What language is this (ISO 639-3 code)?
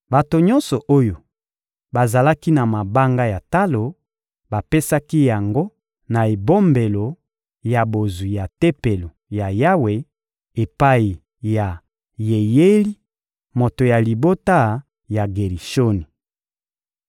lin